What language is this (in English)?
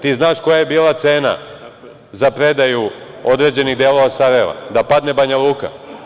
Serbian